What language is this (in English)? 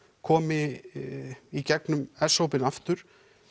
Icelandic